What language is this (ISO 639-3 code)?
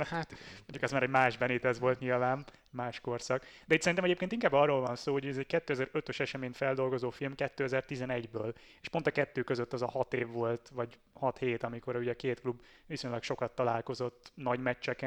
hun